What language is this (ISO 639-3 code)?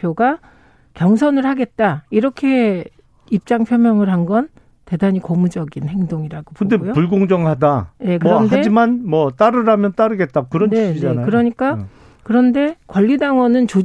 kor